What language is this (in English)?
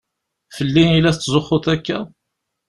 Kabyle